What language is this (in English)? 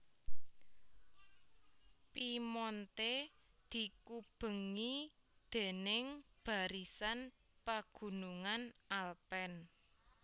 Javanese